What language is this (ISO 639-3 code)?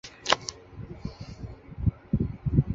zho